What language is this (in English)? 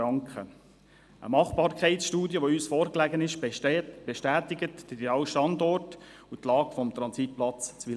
Swiss German